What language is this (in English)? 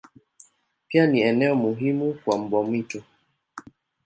Swahili